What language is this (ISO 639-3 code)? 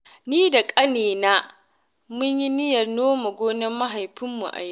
hau